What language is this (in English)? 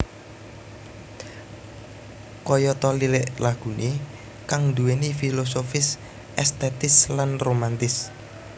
Javanese